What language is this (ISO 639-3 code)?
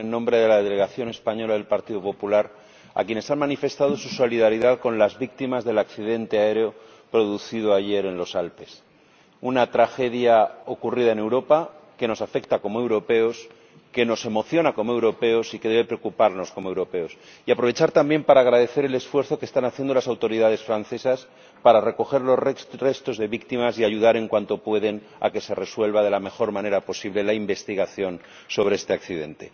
spa